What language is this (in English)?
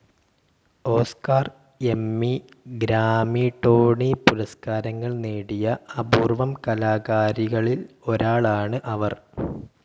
Malayalam